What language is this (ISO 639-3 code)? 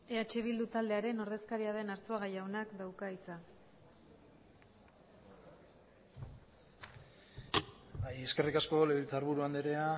eus